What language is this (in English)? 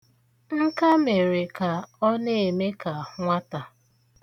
Igbo